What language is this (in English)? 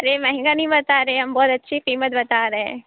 Urdu